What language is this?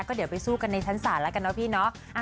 Thai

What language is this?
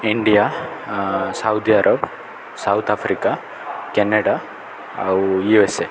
Odia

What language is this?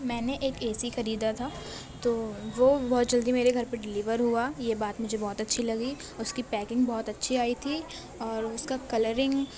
Urdu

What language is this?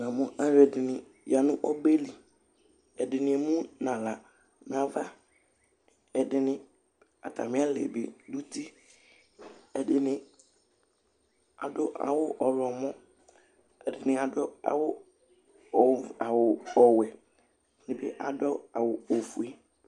Ikposo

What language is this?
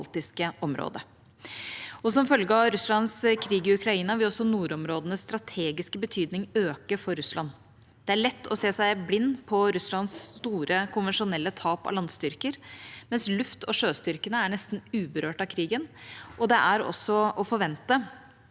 Norwegian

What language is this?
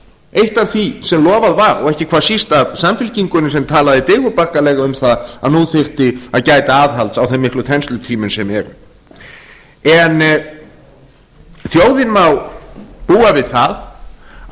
Icelandic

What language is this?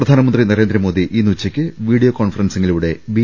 Malayalam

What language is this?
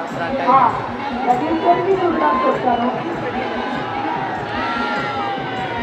Telugu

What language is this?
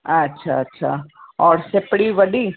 Sindhi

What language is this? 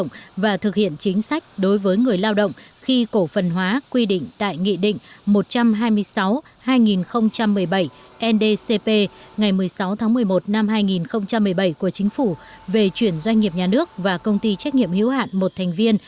Vietnamese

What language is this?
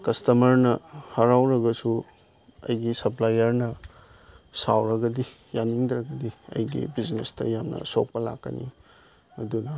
Manipuri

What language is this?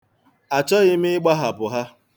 Igbo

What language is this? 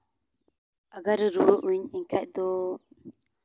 Santali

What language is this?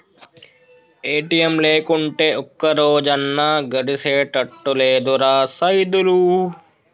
Telugu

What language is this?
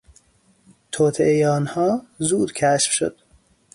Persian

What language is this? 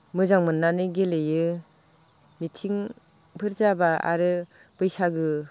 Bodo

